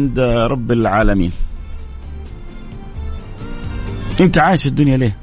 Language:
Arabic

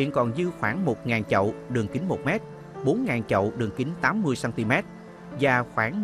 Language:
Vietnamese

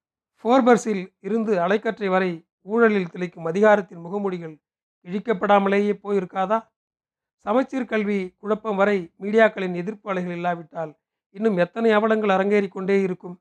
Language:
Tamil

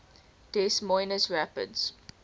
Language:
English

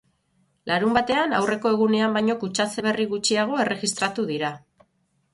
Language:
Basque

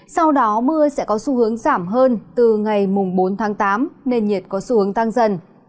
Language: Vietnamese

